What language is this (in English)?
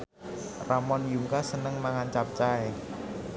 Javanese